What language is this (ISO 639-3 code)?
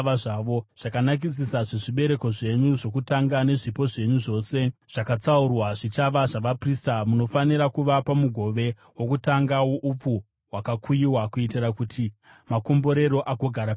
sna